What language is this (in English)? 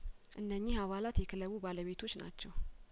Amharic